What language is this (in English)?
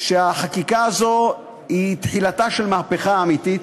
Hebrew